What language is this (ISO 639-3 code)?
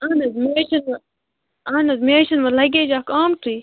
kas